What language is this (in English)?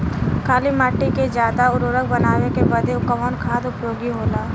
Bhojpuri